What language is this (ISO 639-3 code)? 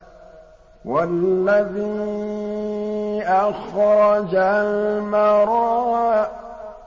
ara